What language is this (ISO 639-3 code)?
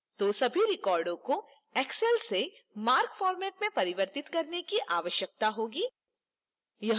hin